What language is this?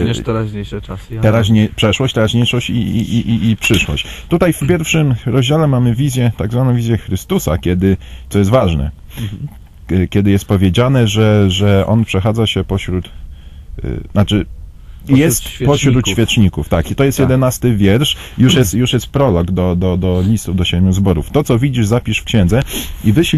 Polish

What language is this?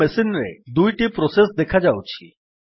Odia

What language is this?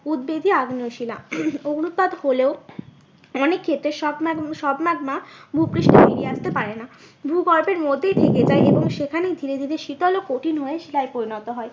Bangla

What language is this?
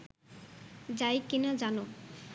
Bangla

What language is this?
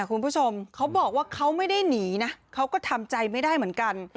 Thai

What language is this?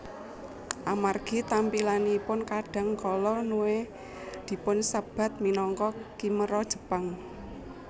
Javanese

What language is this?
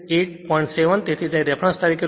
Gujarati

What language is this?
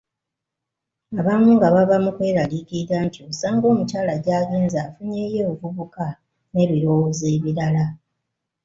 Ganda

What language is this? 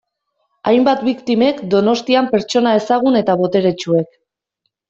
Basque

